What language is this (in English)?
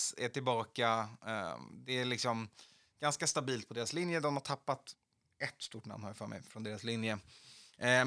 Swedish